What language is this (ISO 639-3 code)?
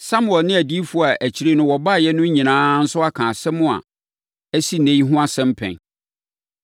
aka